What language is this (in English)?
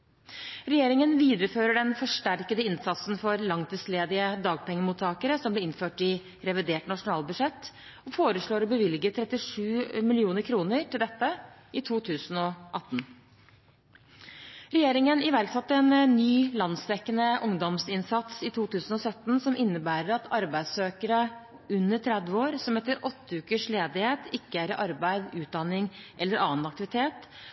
Norwegian Bokmål